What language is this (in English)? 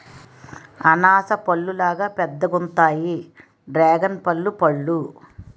Telugu